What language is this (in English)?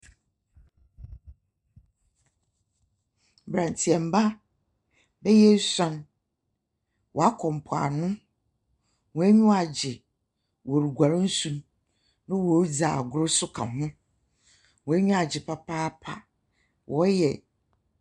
Akan